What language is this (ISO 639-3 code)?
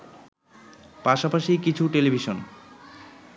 ben